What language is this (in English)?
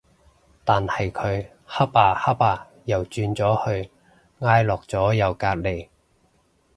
Cantonese